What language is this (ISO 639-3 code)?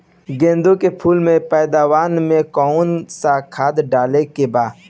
bho